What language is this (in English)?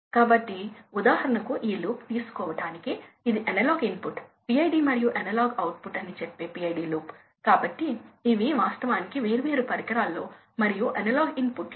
Telugu